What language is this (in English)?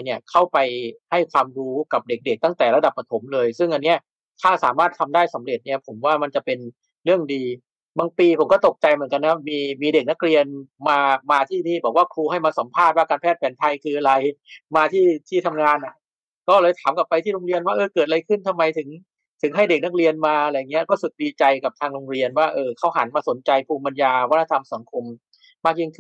Thai